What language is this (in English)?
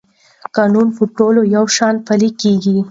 Pashto